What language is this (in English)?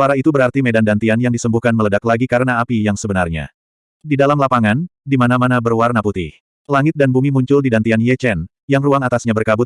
Indonesian